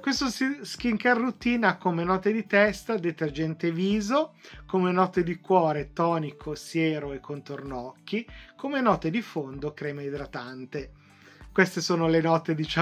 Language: Italian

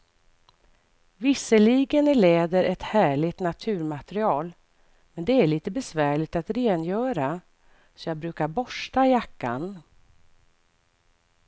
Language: Swedish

